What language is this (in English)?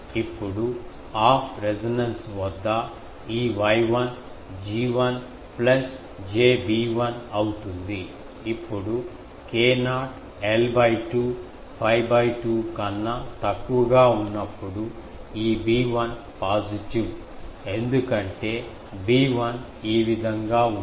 Telugu